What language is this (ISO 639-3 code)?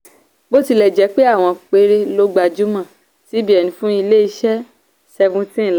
yor